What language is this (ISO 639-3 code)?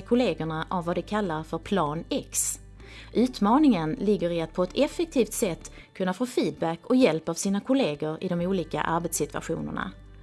swe